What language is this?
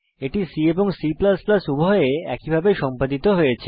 Bangla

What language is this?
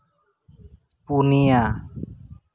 Santali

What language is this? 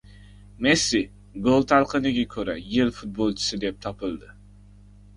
Uzbek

